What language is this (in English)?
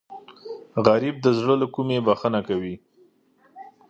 Pashto